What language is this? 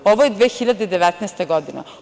Serbian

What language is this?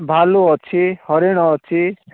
Odia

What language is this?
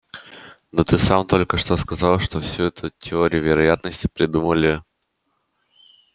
Russian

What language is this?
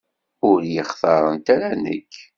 Kabyle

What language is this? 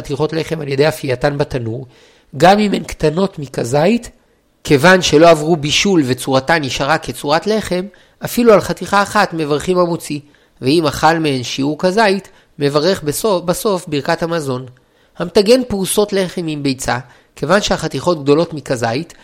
Hebrew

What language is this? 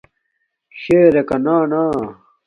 Domaaki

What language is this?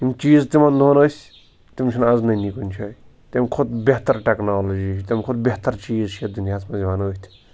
Kashmiri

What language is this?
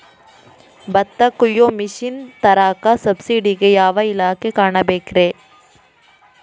Kannada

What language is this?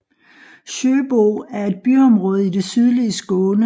Danish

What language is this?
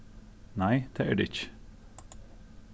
Faroese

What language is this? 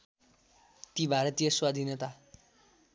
Nepali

